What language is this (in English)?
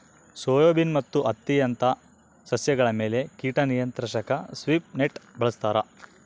Kannada